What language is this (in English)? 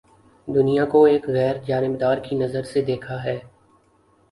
Urdu